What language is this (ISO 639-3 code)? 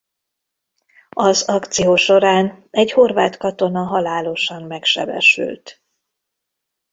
hun